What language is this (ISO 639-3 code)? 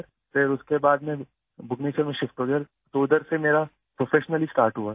urd